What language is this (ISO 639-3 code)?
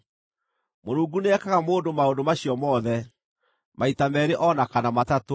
kik